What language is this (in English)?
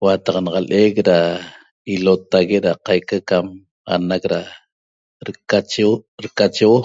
Toba